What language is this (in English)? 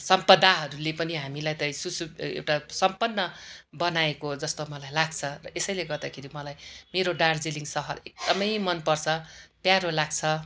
Nepali